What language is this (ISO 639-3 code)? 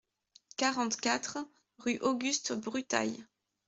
fra